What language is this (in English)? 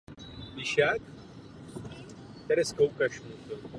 Czech